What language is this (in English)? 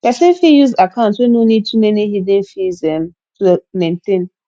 Nigerian Pidgin